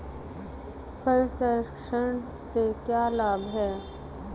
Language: Hindi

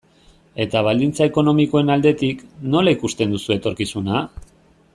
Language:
Basque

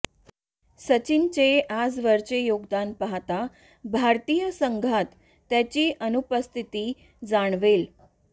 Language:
Marathi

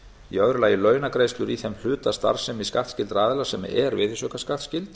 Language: Icelandic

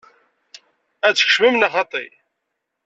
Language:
Kabyle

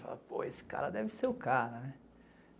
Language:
Portuguese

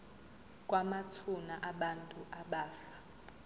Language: Zulu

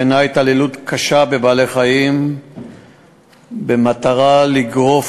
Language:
Hebrew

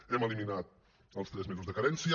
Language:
Catalan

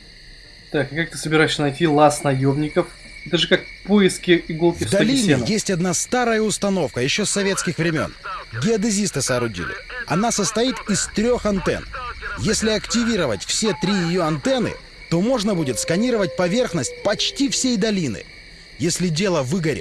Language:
Russian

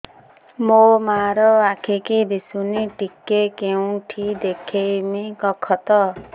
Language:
Odia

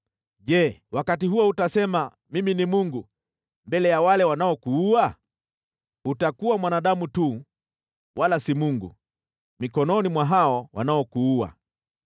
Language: Swahili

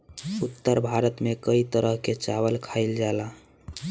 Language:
Bhojpuri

